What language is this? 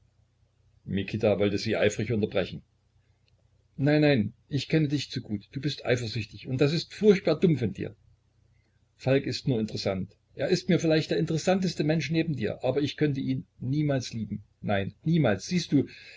German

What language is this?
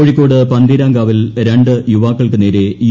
Malayalam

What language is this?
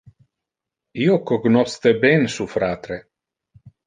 Interlingua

